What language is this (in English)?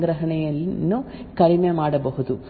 Kannada